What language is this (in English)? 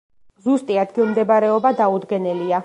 Georgian